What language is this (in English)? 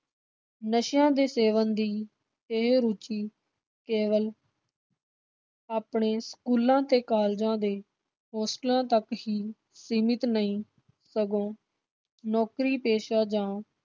Punjabi